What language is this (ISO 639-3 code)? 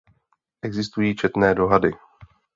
ces